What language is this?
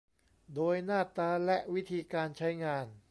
Thai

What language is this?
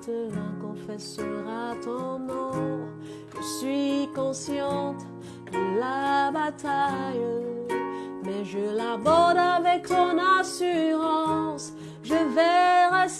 French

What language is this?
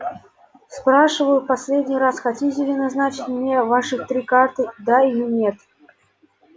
Russian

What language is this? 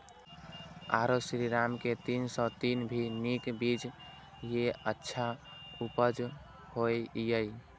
Maithili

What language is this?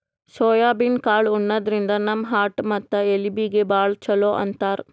Kannada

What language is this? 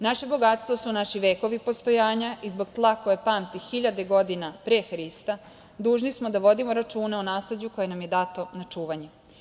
Serbian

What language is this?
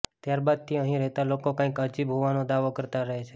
Gujarati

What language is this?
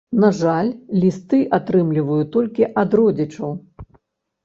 Belarusian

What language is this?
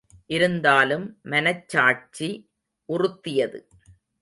Tamil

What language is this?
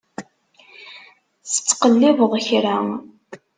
Kabyle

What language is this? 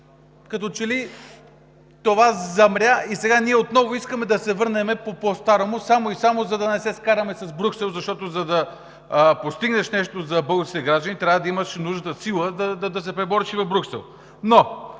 Bulgarian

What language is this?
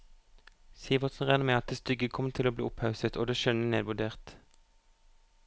Norwegian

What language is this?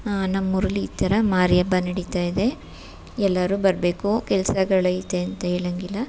Kannada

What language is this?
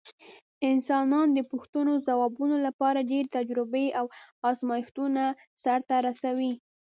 Pashto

